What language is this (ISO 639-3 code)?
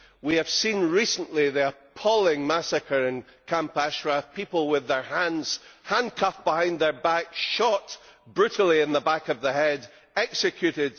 eng